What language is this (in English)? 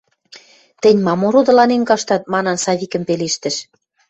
Western Mari